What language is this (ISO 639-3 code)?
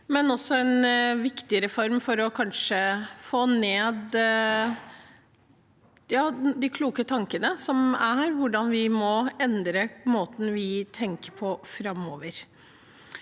nor